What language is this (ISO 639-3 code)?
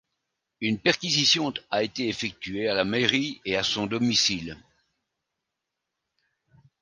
fra